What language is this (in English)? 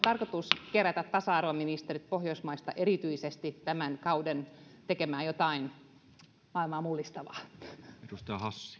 Finnish